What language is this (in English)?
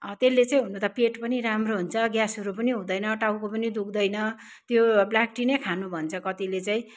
Nepali